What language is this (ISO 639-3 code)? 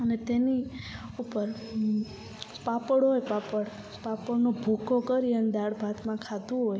guj